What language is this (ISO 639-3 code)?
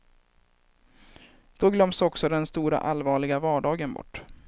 swe